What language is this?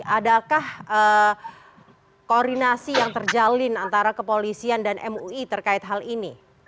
Indonesian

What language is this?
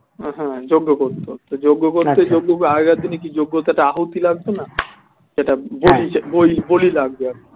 Bangla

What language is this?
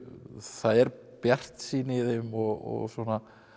Icelandic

